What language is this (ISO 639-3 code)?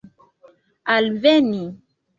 epo